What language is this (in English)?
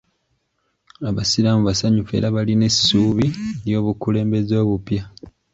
Ganda